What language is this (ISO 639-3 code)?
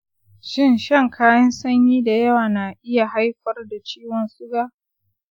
hau